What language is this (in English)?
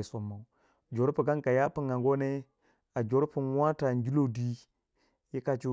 Waja